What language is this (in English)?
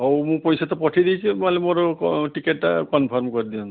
Odia